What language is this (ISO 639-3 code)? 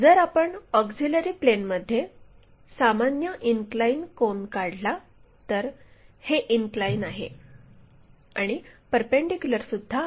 mar